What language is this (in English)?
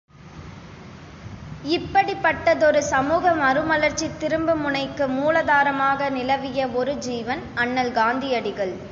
Tamil